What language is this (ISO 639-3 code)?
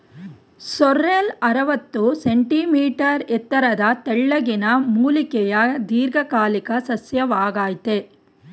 kan